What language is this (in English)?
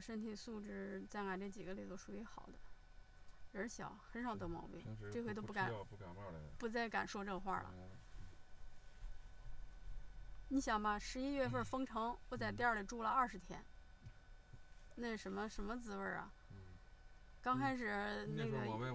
Chinese